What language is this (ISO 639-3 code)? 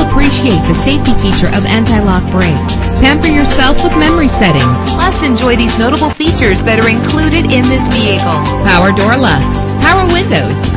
eng